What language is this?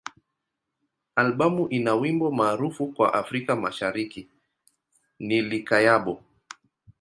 Swahili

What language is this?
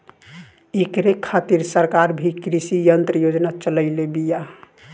Bhojpuri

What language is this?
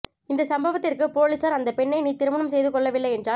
Tamil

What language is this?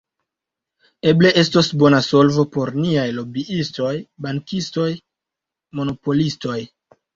Esperanto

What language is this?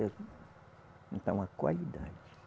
Portuguese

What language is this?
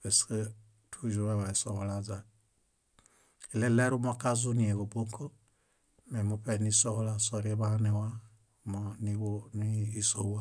Bayot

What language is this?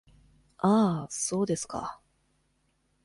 Japanese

